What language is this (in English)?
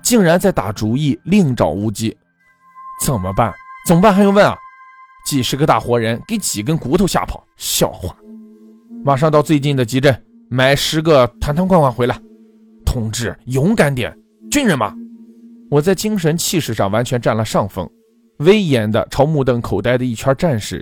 Chinese